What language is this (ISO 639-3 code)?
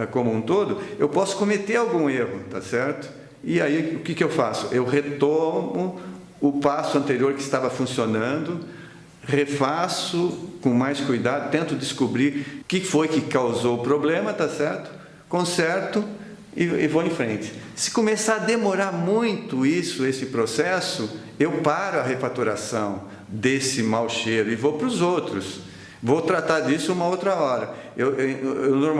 por